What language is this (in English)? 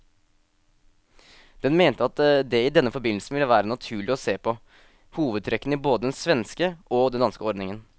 Norwegian